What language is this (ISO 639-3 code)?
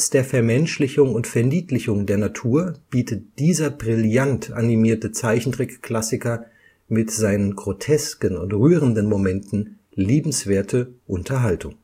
deu